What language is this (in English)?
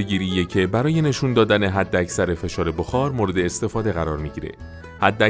Persian